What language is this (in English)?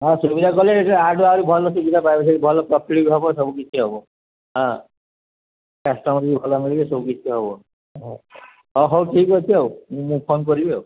Odia